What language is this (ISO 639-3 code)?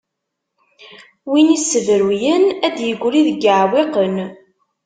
kab